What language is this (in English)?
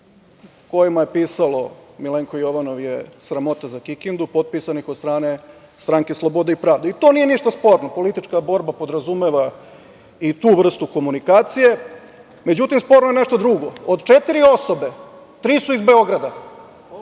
Serbian